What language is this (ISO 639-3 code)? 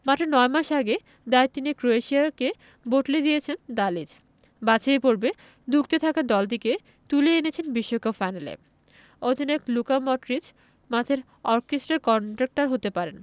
ben